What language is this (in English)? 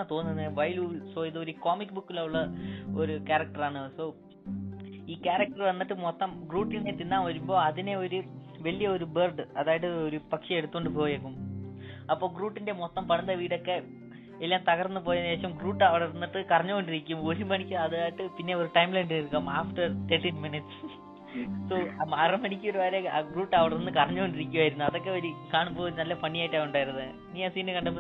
Malayalam